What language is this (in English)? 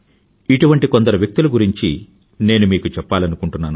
Telugu